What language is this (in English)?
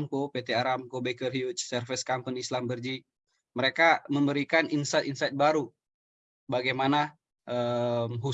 Indonesian